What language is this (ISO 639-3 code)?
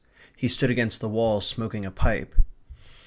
eng